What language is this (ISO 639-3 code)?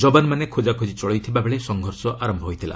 ori